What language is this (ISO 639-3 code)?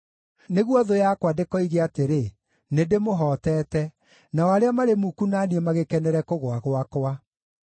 kik